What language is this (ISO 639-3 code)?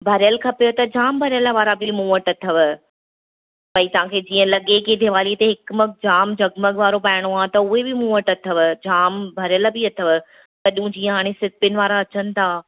snd